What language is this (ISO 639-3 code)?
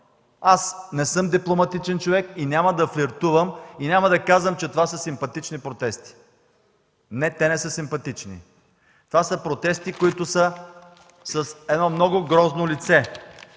bul